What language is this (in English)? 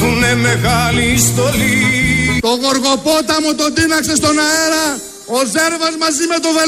Greek